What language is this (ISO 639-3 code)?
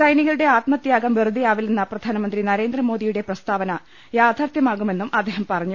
mal